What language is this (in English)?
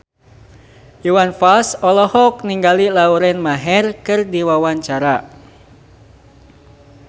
Sundanese